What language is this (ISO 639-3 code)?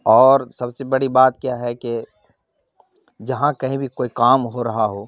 urd